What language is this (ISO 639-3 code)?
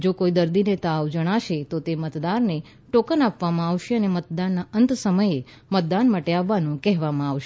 guj